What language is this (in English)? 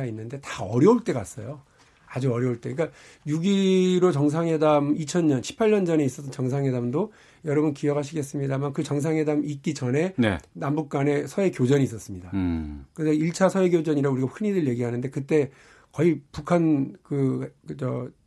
Korean